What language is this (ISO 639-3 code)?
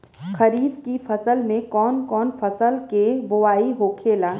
bho